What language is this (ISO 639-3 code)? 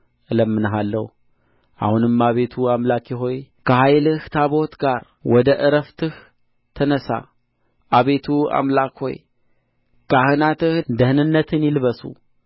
amh